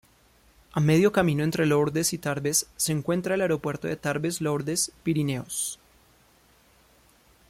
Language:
Spanish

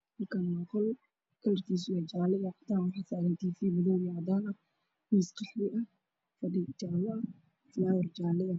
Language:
Somali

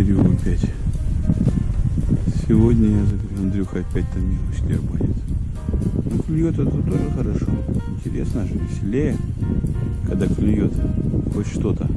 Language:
Russian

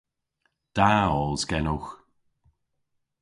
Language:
Cornish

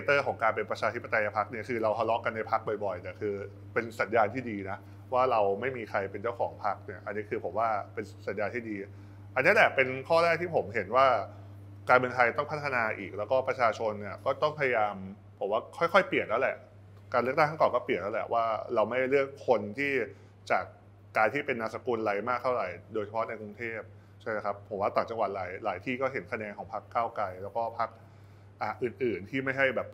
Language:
Thai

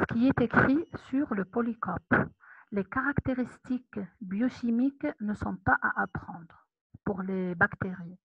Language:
French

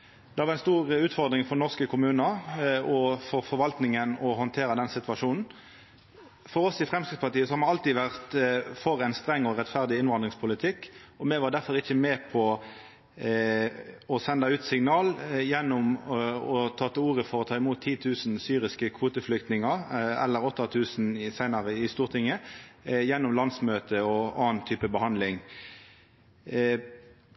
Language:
Norwegian Nynorsk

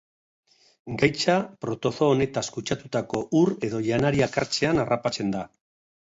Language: Basque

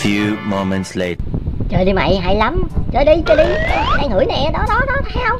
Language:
Vietnamese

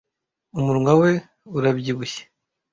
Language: Kinyarwanda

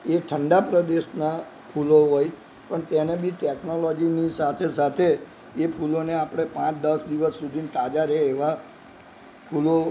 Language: Gujarati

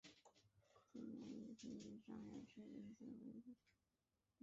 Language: Chinese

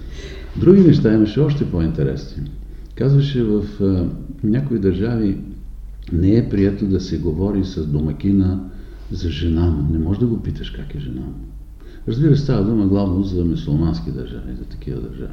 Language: Bulgarian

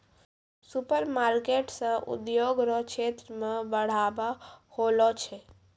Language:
Maithili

